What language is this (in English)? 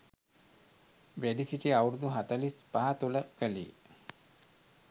Sinhala